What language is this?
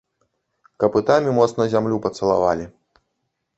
Belarusian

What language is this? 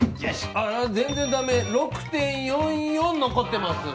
Japanese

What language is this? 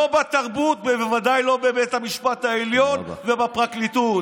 Hebrew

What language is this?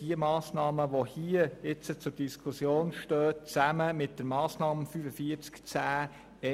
Swiss German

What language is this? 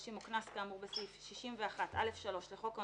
Hebrew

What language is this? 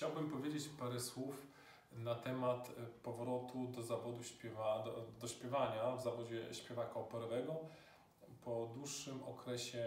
Polish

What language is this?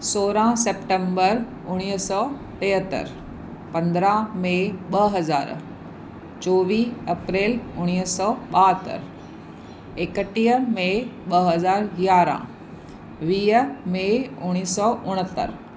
Sindhi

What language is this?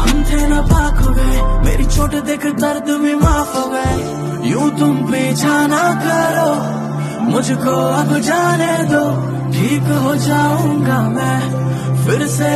Hindi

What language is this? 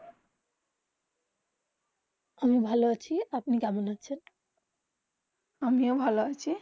Bangla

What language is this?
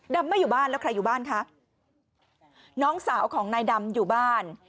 Thai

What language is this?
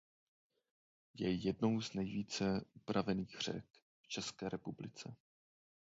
Czech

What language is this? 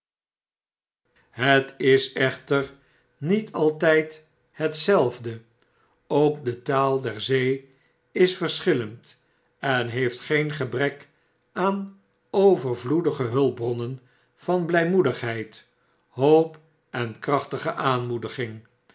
Dutch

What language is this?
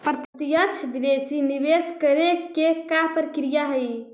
Magahi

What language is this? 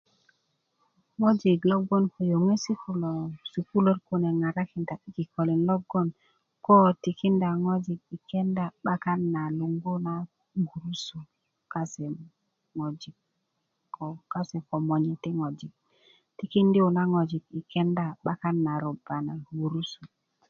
Kuku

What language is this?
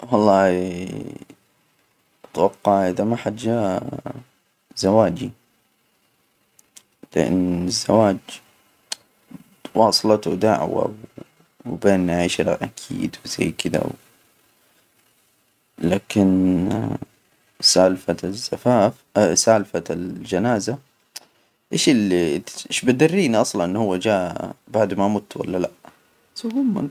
Hijazi Arabic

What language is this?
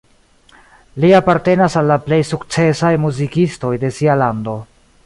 Esperanto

